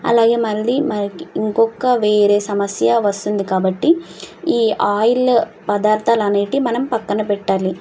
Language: Telugu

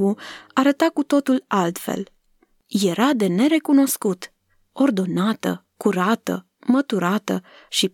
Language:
Romanian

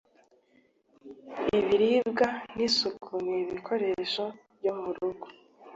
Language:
Kinyarwanda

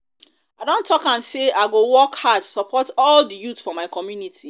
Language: Nigerian Pidgin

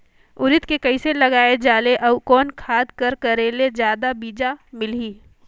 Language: Chhattisgarhi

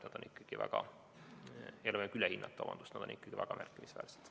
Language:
Estonian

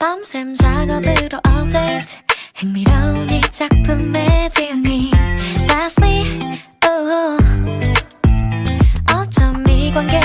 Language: Korean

